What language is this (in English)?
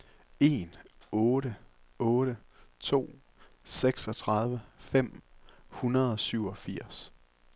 Danish